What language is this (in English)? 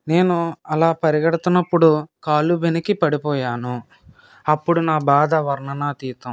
Telugu